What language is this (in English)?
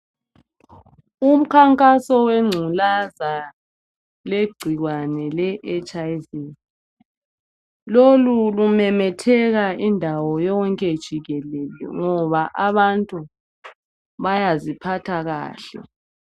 North Ndebele